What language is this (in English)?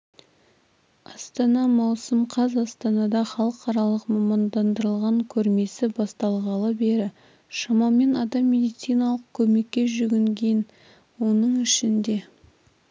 Kazakh